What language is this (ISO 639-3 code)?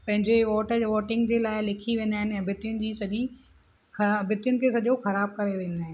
snd